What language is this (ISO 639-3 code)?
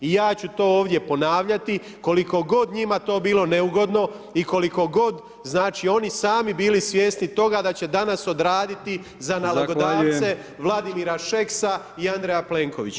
hrv